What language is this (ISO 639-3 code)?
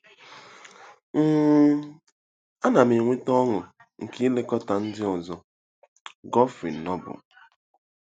ibo